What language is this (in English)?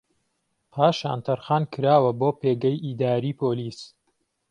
Central Kurdish